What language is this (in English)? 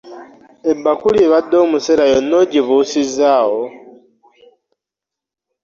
Ganda